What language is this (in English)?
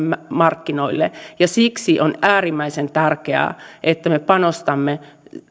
Finnish